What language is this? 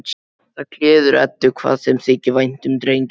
Icelandic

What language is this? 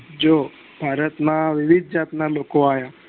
Gujarati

